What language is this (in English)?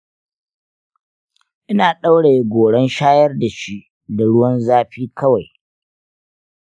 Hausa